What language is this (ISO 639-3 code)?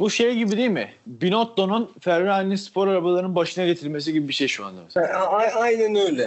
tur